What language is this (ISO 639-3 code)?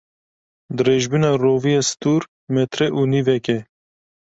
kur